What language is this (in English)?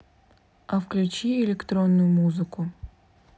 Russian